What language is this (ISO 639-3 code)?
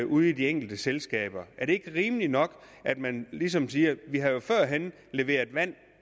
dan